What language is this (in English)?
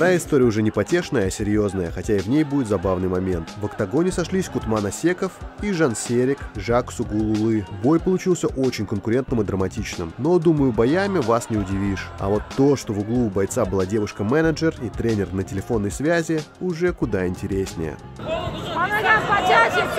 Russian